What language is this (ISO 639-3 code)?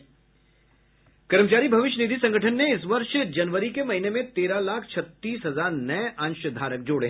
hin